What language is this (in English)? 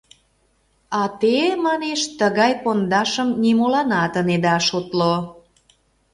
Mari